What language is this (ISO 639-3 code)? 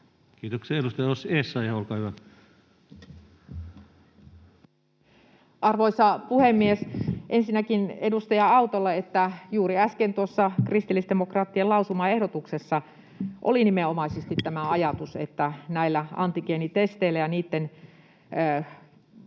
fin